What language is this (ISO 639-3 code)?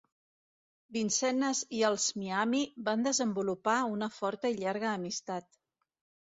cat